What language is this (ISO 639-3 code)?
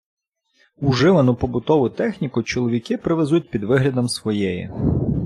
ukr